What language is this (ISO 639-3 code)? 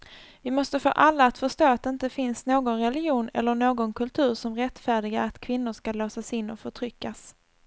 swe